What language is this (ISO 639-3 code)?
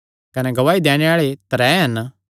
xnr